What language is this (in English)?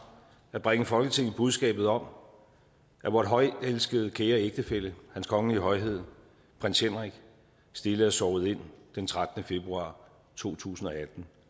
Danish